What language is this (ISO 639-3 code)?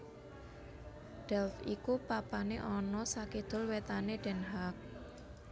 jav